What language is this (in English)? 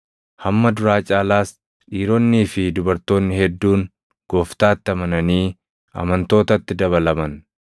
Oromo